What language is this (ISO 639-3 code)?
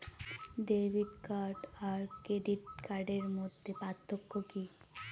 ben